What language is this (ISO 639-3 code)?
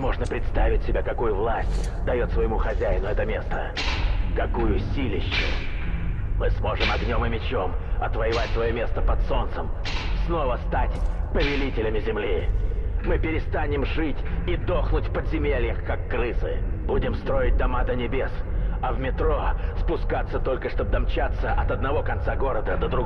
rus